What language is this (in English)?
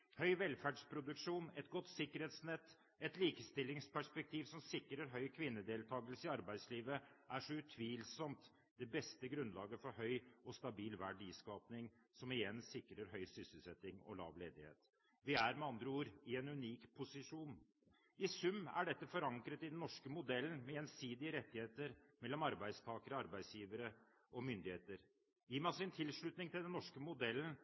Norwegian Bokmål